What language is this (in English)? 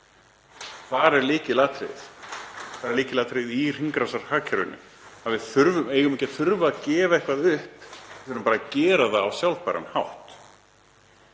Icelandic